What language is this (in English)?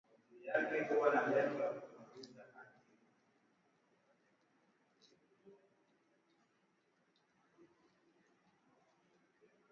Swahili